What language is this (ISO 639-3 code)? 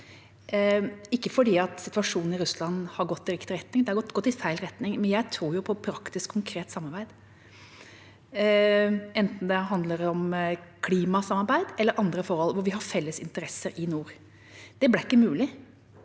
nor